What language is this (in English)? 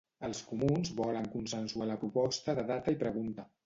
Catalan